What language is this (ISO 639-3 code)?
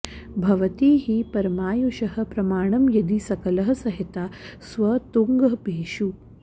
san